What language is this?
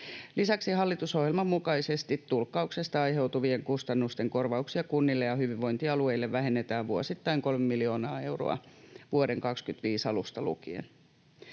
Finnish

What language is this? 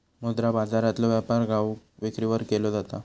Marathi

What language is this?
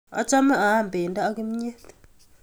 Kalenjin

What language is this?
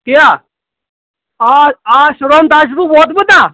Kashmiri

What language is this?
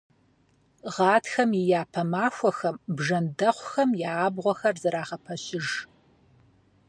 Kabardian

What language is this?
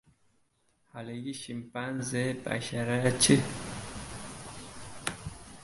Uzbek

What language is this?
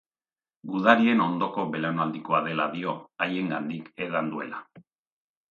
Basque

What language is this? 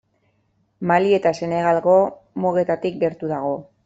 Basque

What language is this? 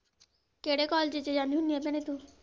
Punjabi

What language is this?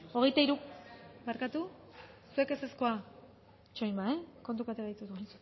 Basque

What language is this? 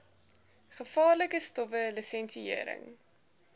Afrikaans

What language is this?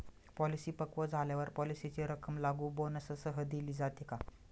Marathi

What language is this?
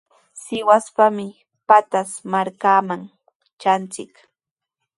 Sihuas Ancash Quechua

